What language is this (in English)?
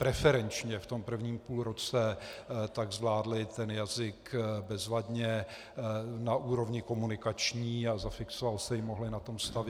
Czech